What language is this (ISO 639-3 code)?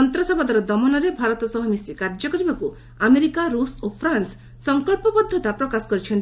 ori